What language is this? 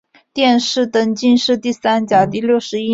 Chinese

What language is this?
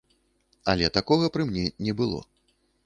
Belarusian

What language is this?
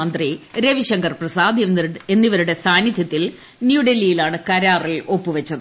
Malayalam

